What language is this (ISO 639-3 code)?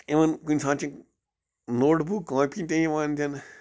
kas